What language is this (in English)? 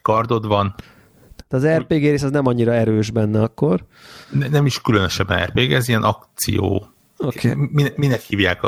Hungarian